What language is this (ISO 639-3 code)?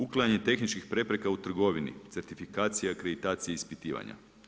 hrv